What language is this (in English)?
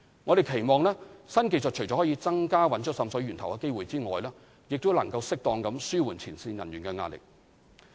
Cantonese